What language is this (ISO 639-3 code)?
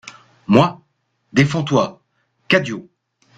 fra